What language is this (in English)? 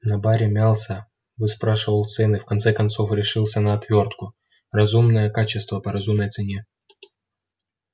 Russian